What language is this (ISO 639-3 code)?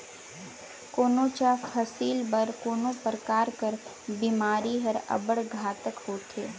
hne